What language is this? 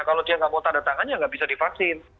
Indonesian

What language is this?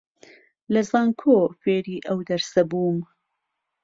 Central Kurdish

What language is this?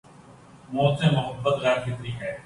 Urdu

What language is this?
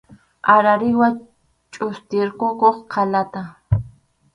Arequipa-La Unión Quechua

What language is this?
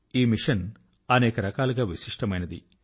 Telugu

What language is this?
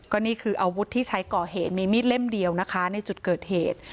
Thai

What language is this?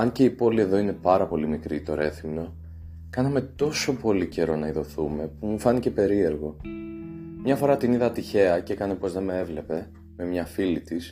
Greek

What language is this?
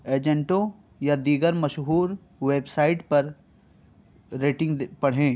Urdu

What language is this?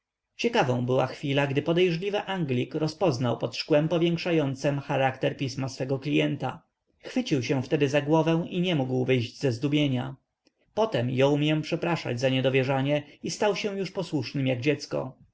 Polish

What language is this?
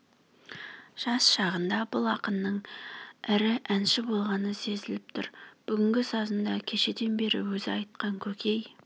Kazakh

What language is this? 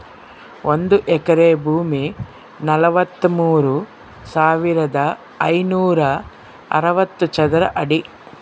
Kannada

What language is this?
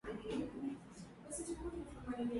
Swahili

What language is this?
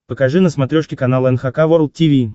Russian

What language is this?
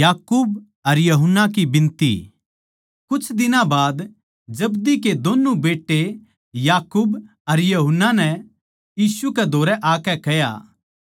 Haryanvi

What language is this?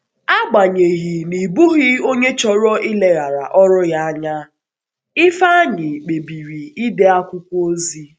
Igbo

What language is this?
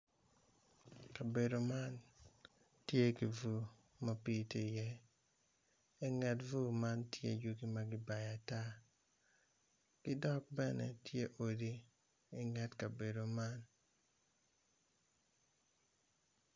Acoli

